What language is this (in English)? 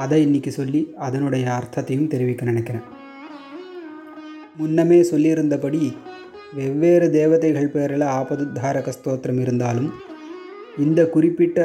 Tamil